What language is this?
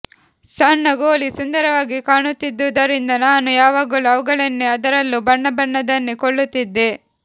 Kannada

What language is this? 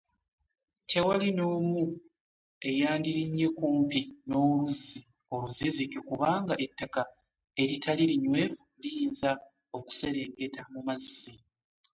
Ganda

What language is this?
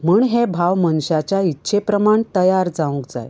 Konkani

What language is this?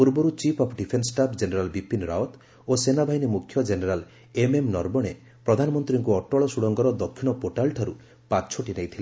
Odia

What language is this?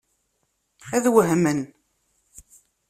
Kabyle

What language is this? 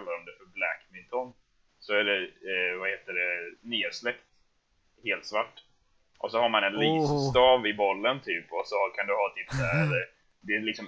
Swedish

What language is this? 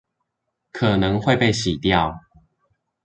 Chinese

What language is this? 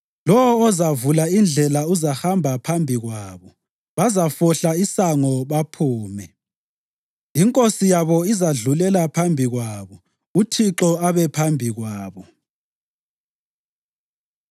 North Ndebele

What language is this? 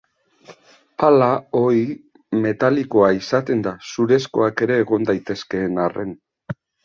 Basque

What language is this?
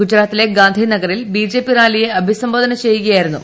Malayalam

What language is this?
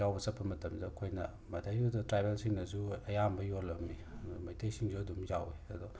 Manipuri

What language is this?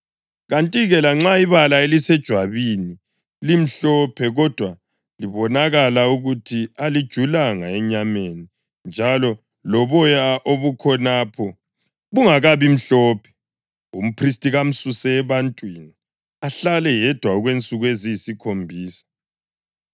North Ndebele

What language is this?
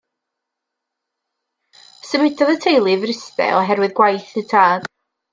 Welsh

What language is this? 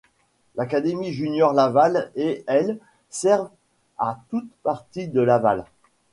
French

